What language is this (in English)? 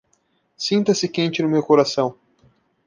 Portuguese